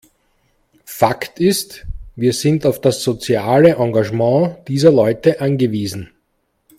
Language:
German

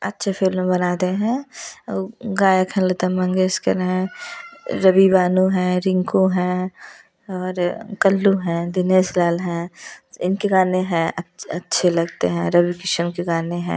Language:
Hindi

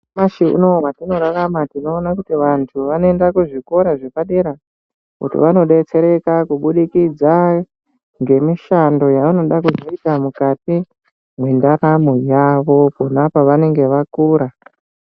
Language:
Ndau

